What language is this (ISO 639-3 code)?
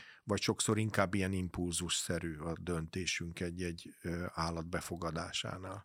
hun